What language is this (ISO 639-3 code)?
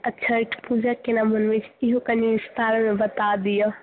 mai